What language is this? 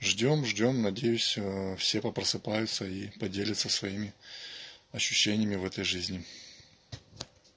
Russian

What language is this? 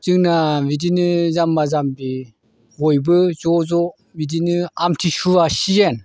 Bodo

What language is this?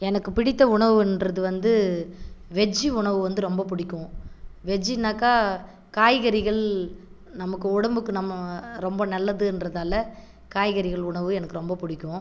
Tamil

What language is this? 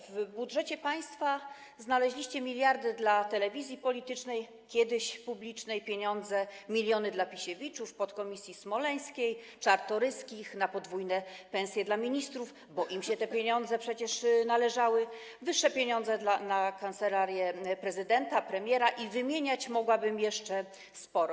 Polish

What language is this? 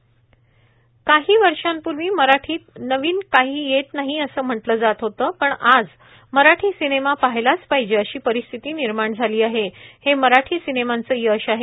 Marathi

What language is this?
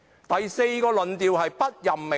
Cantonese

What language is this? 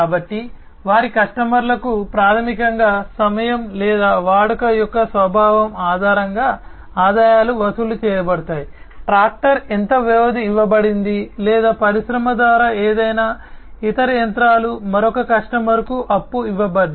Telugu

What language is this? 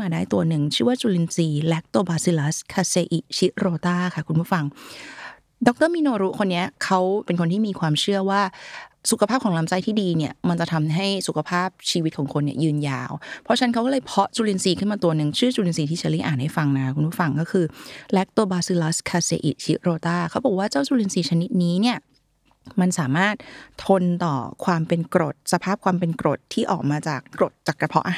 Thai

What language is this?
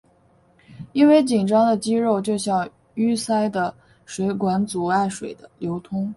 Chinese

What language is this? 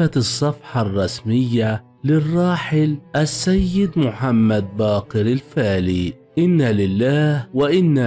Arabic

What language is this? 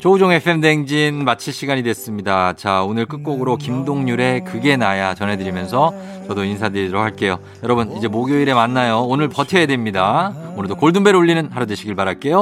Korean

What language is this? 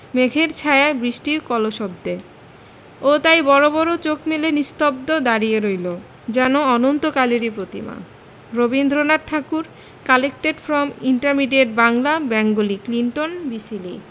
Bangla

